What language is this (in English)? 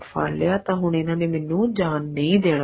Punjabi